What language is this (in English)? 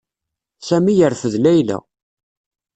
Kabyle